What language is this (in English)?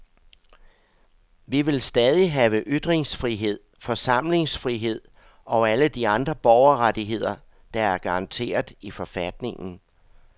Danish